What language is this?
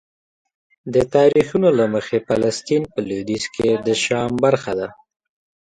Pashto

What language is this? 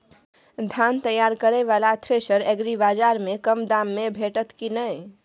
Maithili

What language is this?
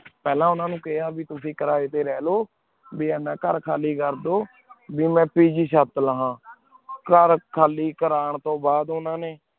Punjabi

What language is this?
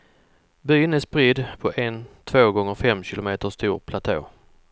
Swedish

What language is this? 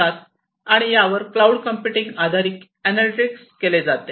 Marathi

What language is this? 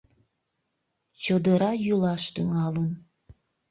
Mari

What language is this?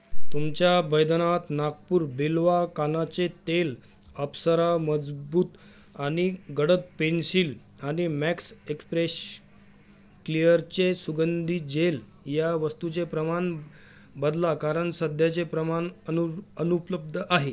Marathi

